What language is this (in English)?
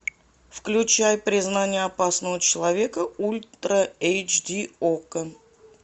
Russian